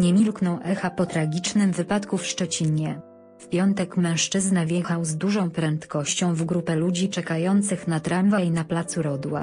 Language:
Polish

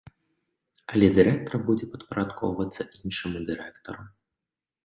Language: Belarusian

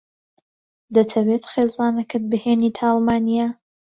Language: Central Kurdish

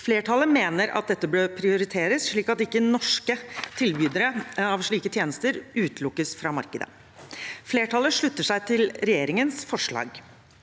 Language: Norwegian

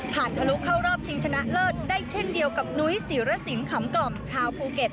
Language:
Thai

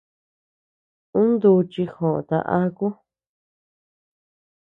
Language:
Tepeuxila Cuicatec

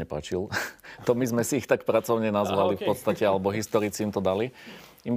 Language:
Slovak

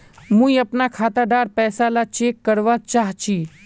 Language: Magahi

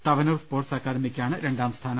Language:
Malayalam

